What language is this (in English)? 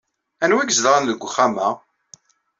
Kabyle